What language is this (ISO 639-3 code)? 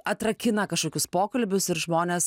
lit